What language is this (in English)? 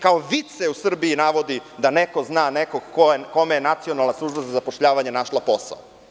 Serbian